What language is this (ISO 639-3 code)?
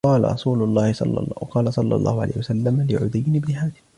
ara